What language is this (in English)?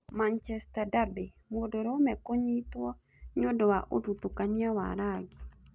Kikuyu